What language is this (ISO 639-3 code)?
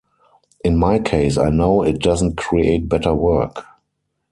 eng